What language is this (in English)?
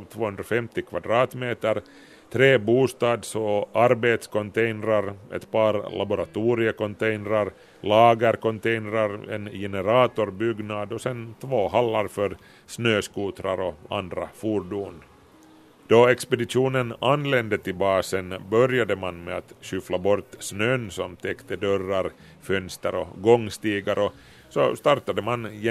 Swedish